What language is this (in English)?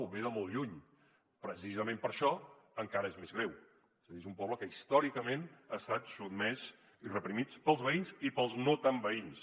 Catalan